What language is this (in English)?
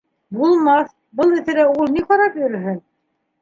Bashkir